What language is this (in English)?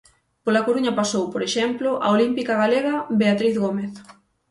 Galician